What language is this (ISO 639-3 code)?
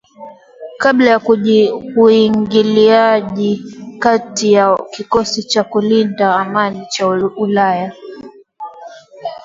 swa